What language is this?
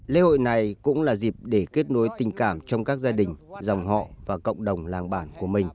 Vietnamese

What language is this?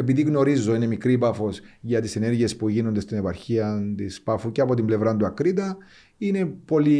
Greek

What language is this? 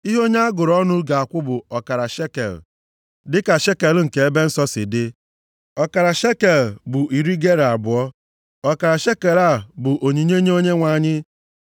Igbo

